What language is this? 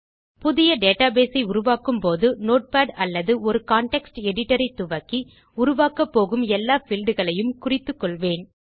Tamil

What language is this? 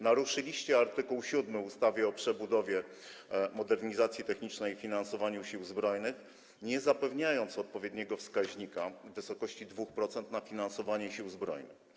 Polish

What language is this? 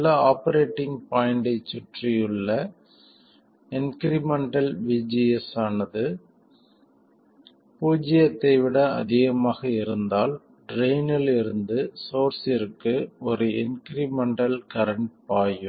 Tamil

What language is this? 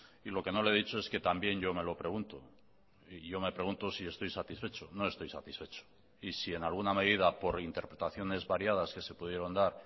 Spanish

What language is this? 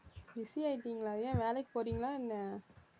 Tamil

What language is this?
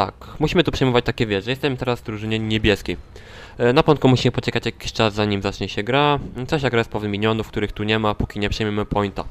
Polish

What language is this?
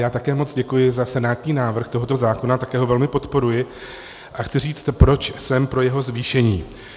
Czech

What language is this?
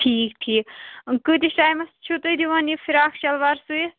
Kashmiri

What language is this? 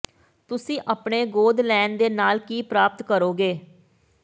Punjabi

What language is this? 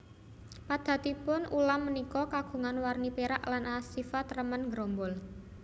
Javanese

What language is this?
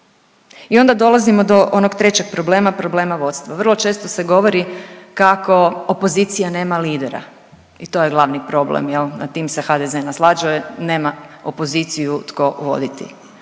Croatian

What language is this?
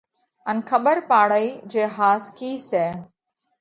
Parkari Koli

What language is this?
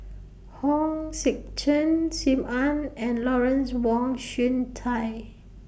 English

